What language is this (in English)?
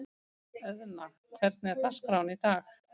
Icelandic